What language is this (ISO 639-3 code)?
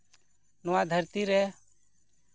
sat